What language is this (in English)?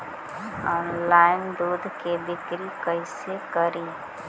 Magahi